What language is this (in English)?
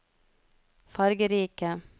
Norwegian